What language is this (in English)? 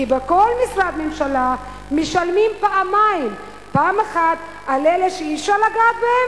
Hebrew